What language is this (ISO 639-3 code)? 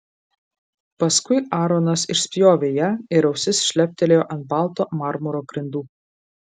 lit